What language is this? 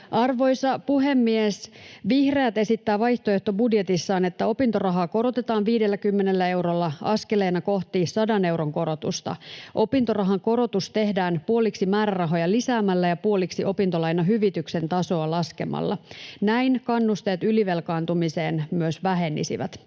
Finnish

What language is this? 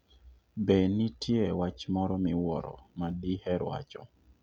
Luo (Kenya and Tanzania)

